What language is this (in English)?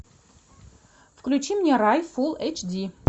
Russian